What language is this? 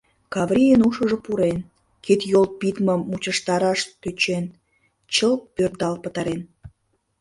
Mari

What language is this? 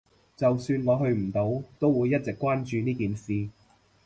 Cantonese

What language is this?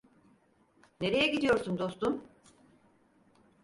Turkish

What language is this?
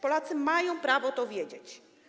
Polish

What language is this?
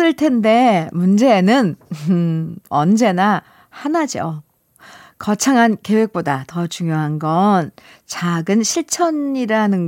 Korean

